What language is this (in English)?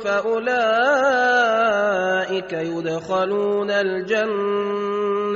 Arabic